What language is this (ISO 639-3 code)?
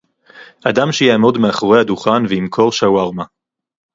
heb